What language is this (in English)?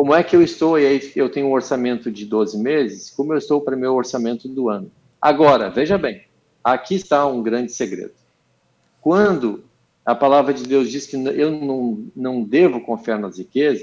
Portuguese